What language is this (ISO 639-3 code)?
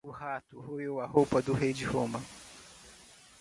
por